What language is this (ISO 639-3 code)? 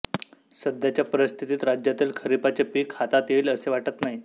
mar